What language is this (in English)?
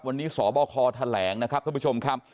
Thai